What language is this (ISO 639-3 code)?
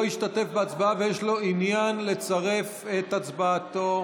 heb